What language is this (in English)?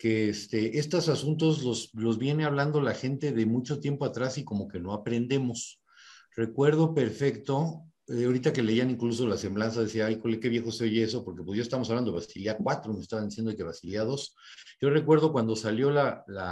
Spanish